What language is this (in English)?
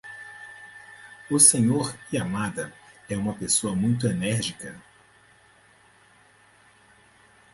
Portuguese